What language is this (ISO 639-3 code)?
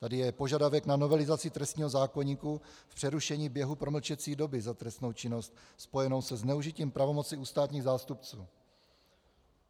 ces